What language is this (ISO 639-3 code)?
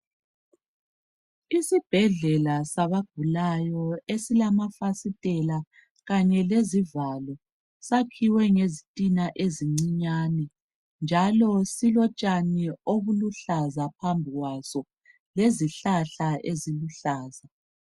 nde